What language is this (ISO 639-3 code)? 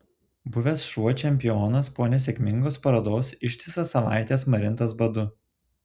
lit